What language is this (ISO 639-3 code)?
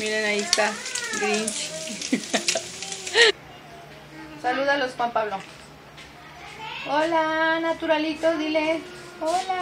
spa